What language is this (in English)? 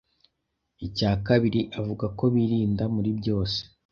Kinyarwanda